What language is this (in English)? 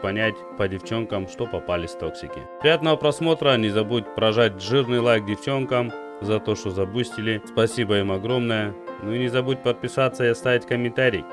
Russian